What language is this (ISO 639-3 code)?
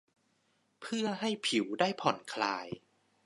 tha